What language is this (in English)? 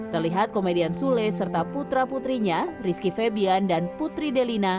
Indonesian